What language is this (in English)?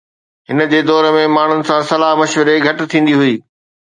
Sindhi